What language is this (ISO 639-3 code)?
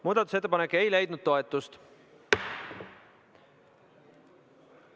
est